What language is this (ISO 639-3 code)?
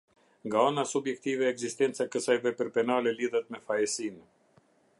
sqi